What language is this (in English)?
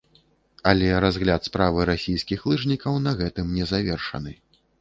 Belarusian